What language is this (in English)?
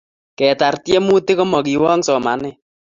Kalenjin